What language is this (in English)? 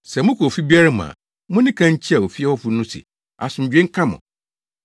Akan